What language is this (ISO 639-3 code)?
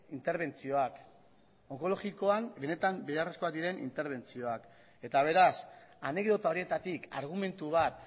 eus